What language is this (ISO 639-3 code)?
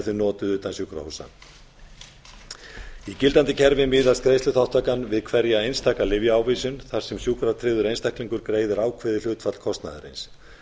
isl